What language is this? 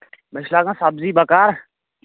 Kashmiri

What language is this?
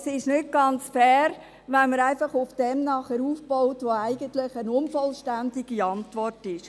Swiss German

